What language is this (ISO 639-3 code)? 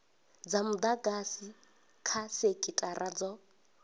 ven